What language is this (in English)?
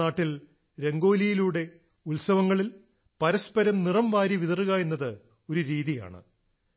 Malayalam